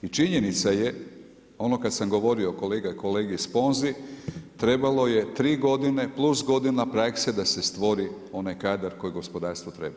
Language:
Croatian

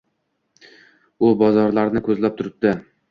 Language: Uzbek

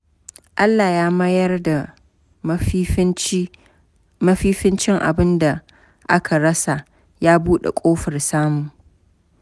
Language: Hausa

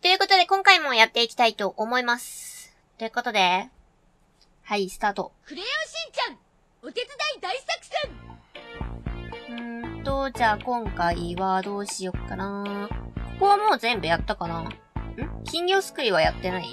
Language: Japanese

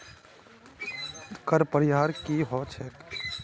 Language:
Magahi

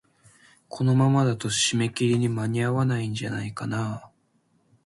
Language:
Japanese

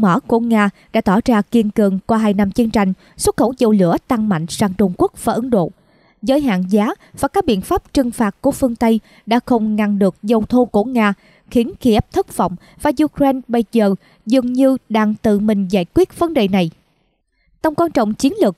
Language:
Vietnamese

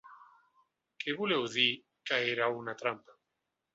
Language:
Catalan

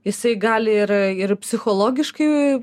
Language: Lithuanian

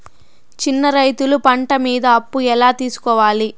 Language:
Telugu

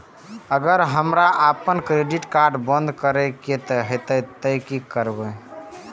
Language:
Maithili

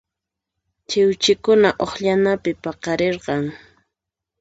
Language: Puno Quechua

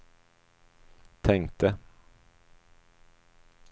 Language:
Swedish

